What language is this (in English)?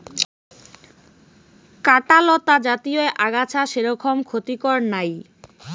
Bangla